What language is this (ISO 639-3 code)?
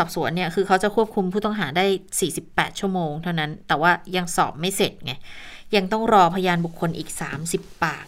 tha